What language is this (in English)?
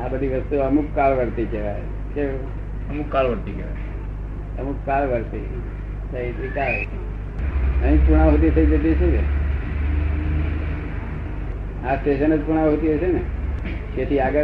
Gujarati